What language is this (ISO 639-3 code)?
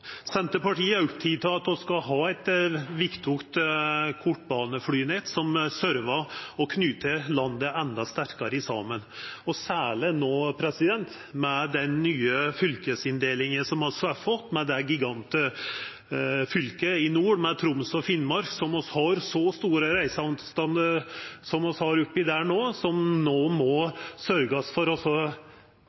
nno